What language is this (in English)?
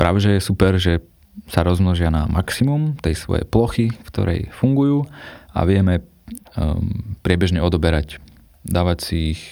Slovak